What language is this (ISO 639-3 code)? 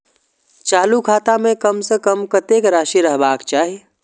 mai